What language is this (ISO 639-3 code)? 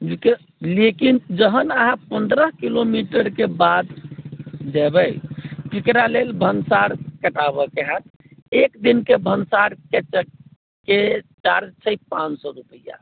mai